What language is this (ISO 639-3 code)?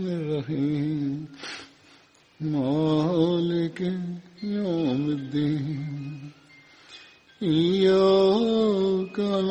bul